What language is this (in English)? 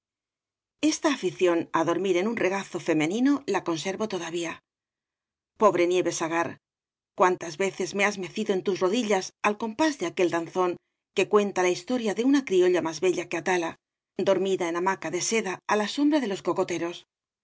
Spanish